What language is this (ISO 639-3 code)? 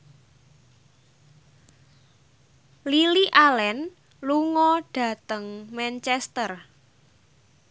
jav